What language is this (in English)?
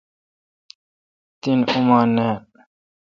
Kalkoti